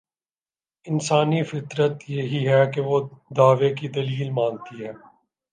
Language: Urdu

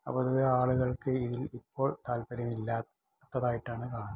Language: Malayalam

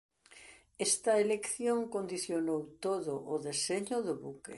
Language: Galician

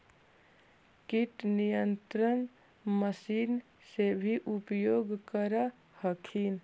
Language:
Magahi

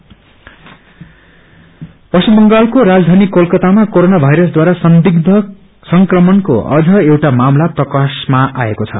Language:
Nepali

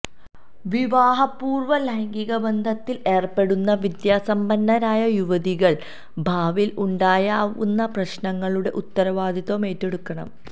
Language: Malayalam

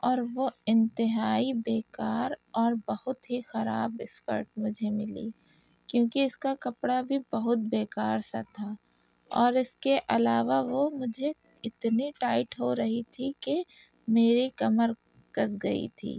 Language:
Urdu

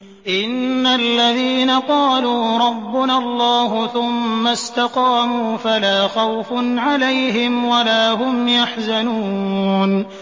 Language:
Arabic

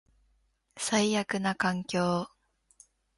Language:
Japanese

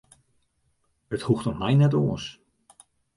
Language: Western Frisian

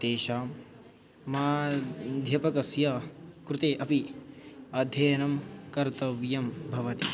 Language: Sanskrit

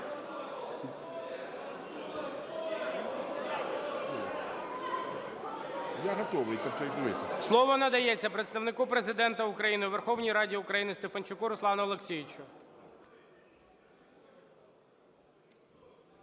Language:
Ukrainian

